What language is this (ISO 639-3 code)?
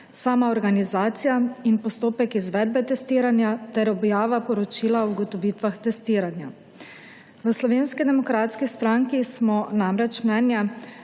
slv